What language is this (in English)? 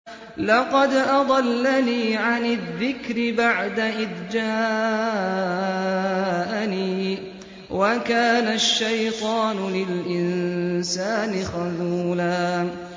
Arabic